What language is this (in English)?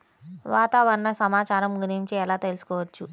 Telugu